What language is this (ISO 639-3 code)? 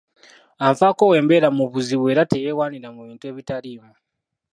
lug